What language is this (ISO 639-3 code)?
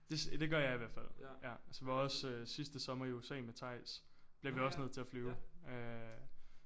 dan